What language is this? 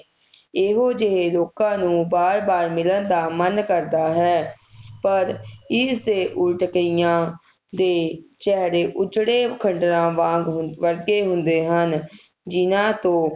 Punjabi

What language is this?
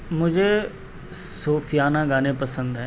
Urdu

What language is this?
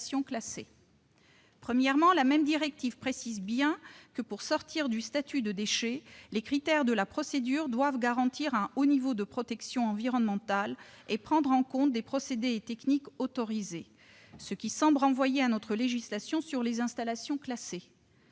French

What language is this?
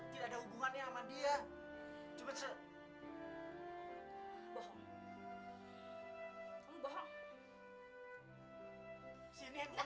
Indonesian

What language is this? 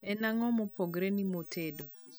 Luo (Kenya and Tanzania)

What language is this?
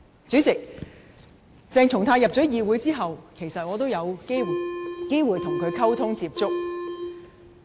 Cantonese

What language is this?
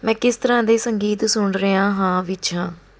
Punjabi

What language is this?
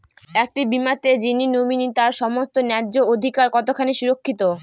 Bangla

